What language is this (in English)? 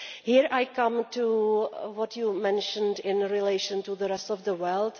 English